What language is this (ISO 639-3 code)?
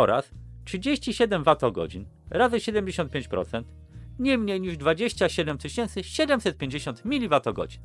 pol